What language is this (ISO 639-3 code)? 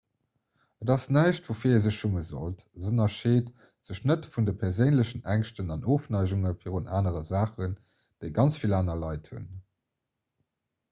ltz